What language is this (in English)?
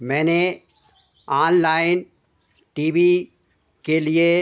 Hindi